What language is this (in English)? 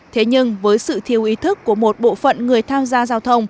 Vietnamese